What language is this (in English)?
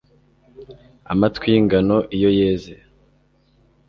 Kinyarwanda